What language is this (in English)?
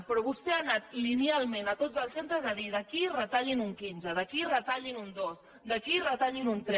Catalan